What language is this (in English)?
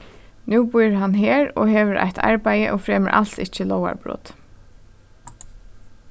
Faroese